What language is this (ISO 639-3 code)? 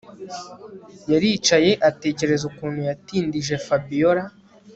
kin